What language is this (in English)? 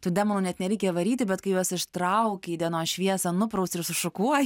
Lithuanian